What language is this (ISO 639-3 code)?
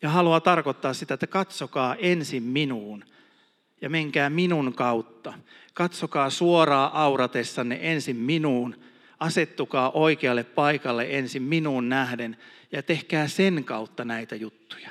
fin